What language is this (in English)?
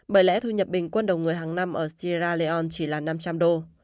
Vietnamese